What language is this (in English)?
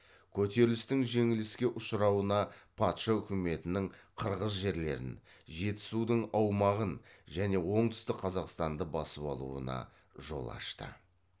Kazakh